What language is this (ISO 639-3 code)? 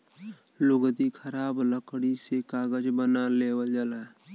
bho